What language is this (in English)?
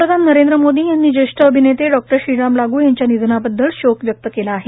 Marathi